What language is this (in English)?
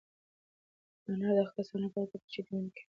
Pashto